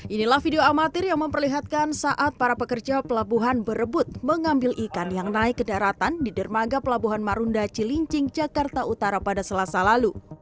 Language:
Indonesian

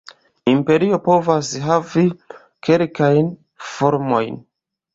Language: Esperanto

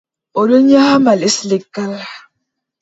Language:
Adamawa Fulfulde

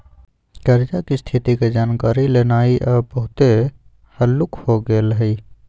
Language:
Magahi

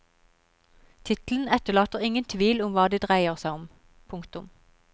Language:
Norwegian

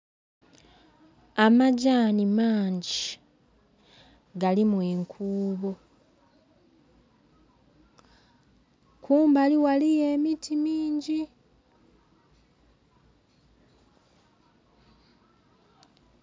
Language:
Soga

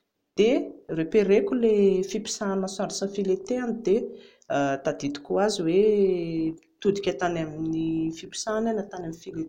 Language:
Malagasy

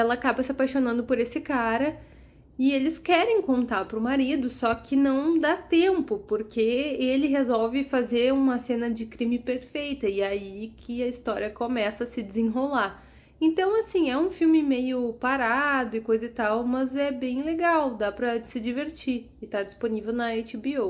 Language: Portuguese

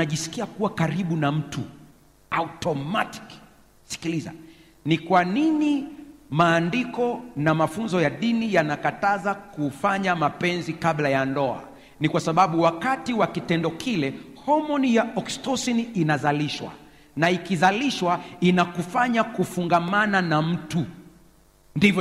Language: Swahili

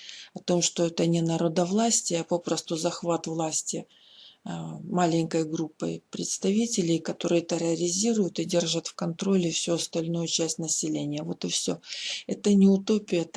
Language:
Russian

